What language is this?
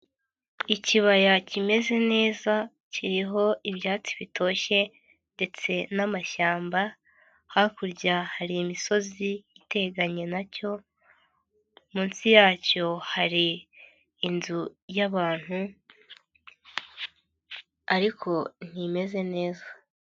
Kinyarwanda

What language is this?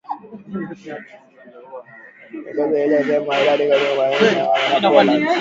Swahili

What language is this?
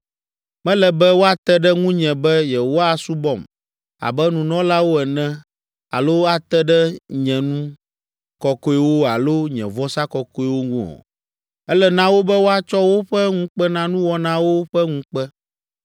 Ewe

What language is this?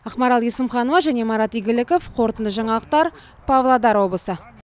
Kazakh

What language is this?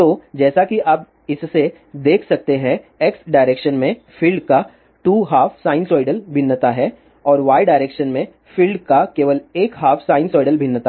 Hindi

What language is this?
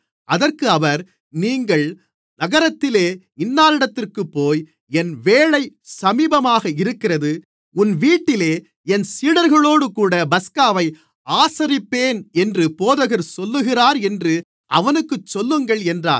Tamil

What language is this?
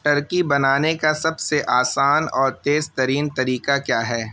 Urdu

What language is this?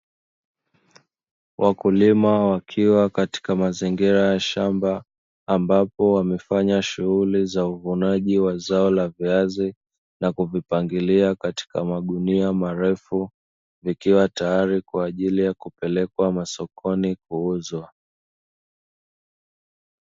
Swahili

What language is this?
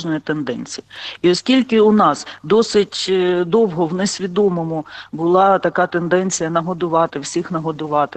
Ukrainian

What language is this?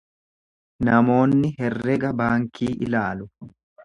Oromo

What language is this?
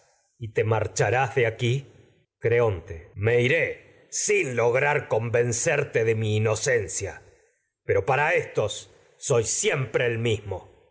Spanish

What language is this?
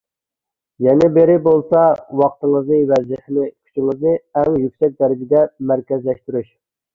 Uyghur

